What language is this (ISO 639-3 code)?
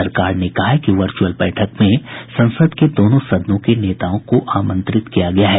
hin